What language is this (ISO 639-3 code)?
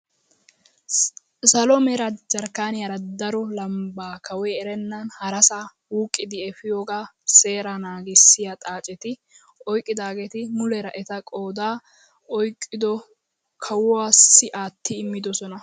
wal